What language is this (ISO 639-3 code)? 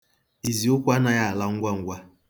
ibo